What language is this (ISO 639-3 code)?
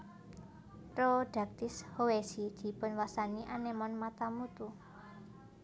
jav